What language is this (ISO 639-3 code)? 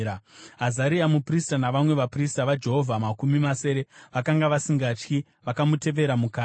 sna